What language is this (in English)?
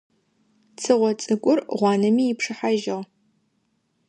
Adyghe